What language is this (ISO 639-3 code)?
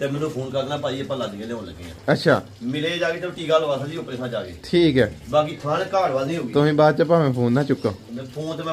pan